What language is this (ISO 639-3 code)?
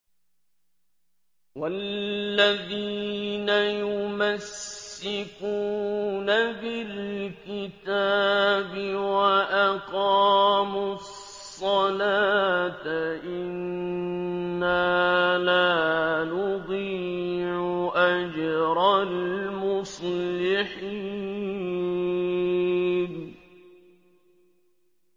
ara